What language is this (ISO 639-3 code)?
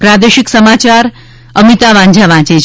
guj